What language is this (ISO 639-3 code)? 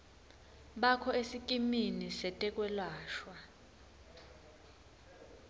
ssw